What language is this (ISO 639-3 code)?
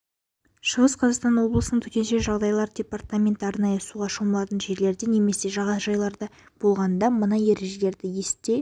kaz